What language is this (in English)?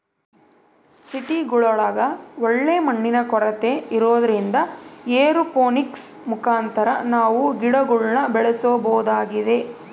Kannada